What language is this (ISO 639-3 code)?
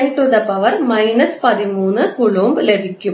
mal